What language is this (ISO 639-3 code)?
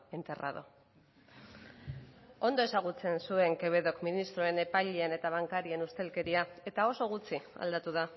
eus